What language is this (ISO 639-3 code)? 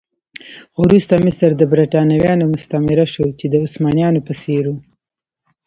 pus